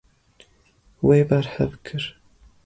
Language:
Kurdish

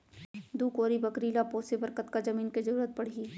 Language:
Chhattisgarhi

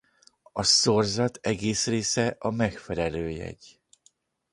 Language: Hungarian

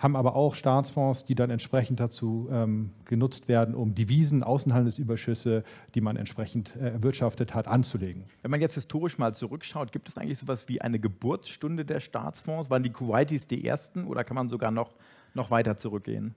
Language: German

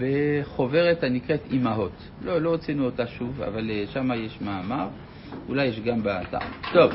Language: Hebrew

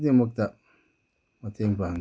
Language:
Manipuri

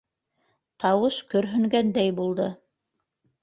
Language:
Bashkir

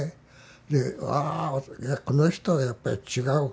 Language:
Japanese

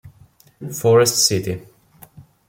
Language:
Italian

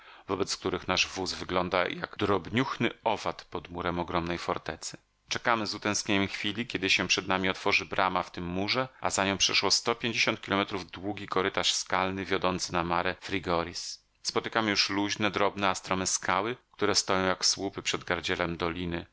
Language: Polish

